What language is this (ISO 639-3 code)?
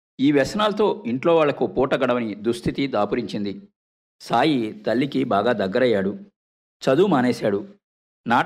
tel